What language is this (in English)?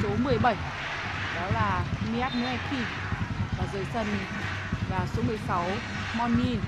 Vietnamese